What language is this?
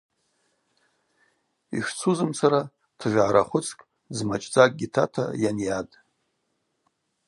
Abaza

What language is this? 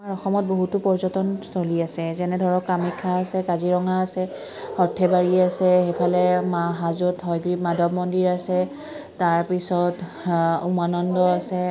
Assamese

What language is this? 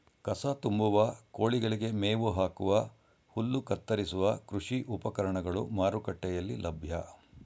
Kannada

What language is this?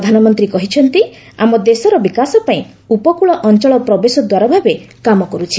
Odia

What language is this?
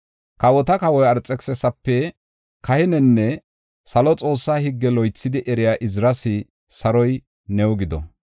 Gofa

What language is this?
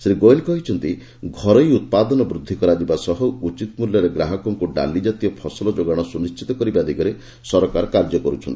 Odia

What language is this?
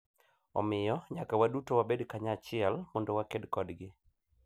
Luo (Kenya and Tanzania)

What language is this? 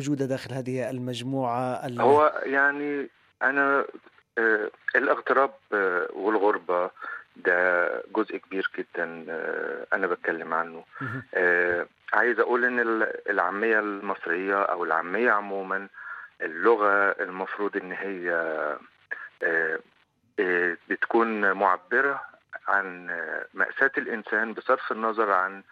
Arabic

